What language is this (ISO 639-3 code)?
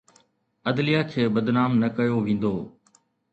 snd